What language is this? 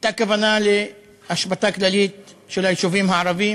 Hebrew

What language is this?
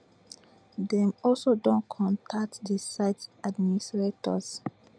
Nigerian Pidgin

